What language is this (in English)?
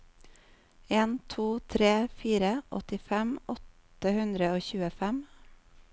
Norwegian